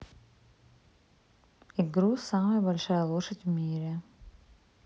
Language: Russian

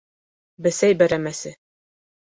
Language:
Bashkir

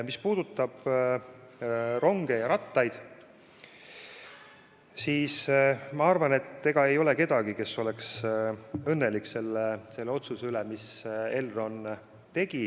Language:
Estonian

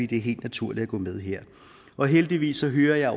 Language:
Danish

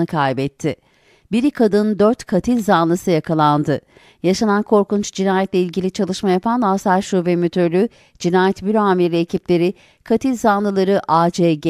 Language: Turkish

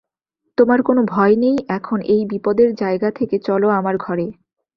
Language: Bangla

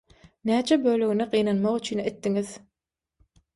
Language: Turkmen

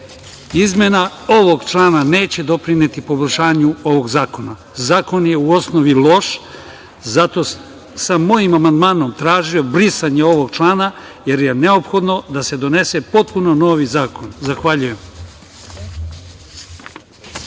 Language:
Serbian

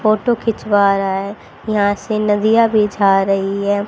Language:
Hindi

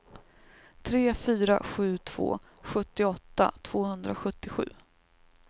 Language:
Swedish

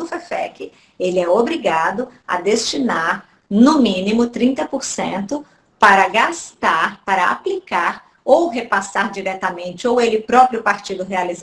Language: Portuguese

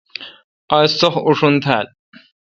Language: Kalkoti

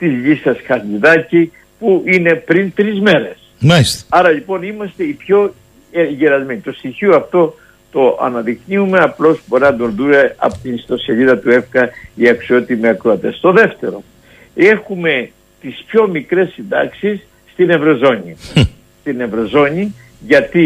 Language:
Greek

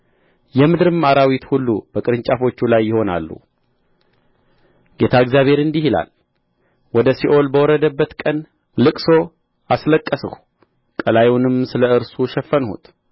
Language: Amharic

